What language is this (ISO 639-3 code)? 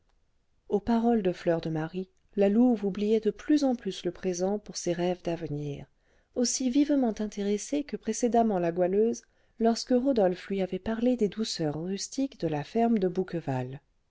fra